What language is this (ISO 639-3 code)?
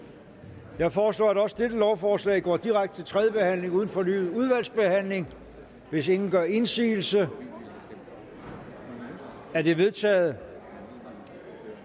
dan